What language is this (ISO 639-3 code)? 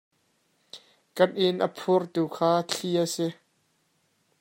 cnh